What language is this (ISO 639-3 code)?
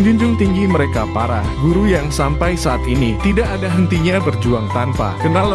ind